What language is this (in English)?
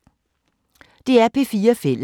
Danish